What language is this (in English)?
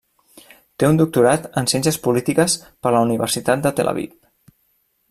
Catalan